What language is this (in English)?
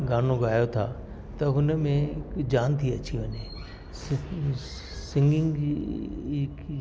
Sindhi